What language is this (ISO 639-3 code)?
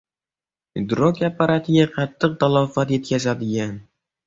uzb